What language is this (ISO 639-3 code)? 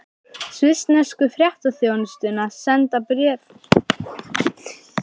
isl